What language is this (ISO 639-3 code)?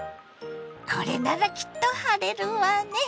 jpn